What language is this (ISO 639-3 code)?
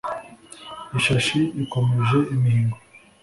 kin